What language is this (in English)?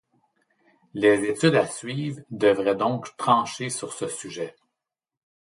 French